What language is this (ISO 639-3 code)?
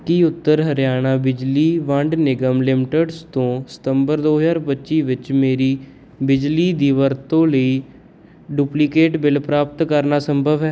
pan